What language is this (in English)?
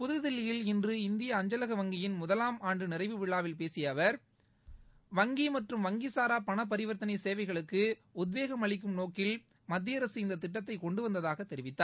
Tamil